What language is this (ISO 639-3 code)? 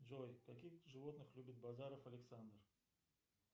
rus